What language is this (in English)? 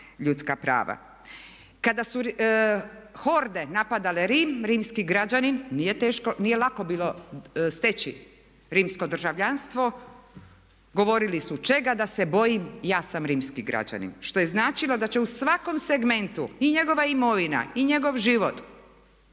Croatian